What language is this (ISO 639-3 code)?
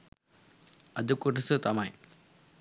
sin